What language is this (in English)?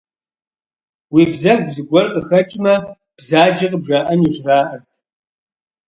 Kabardian